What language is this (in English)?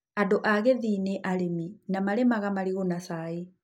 Kikuyu